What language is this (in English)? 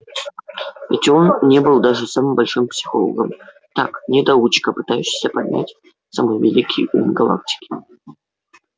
Russian